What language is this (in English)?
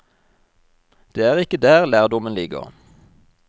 Norwegian